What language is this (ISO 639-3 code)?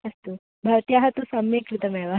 san